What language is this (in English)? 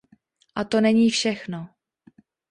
Czech